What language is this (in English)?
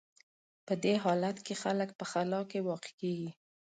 Pashto